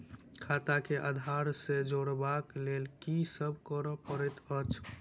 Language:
Maithili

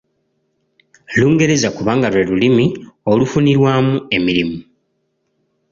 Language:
Ganda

